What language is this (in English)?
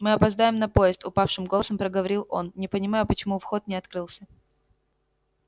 Russian